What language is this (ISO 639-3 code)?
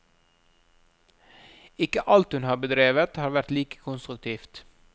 nor